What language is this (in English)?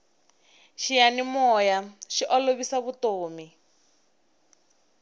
Tsonga